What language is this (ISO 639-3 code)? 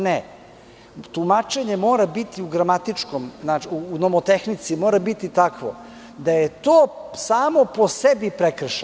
srp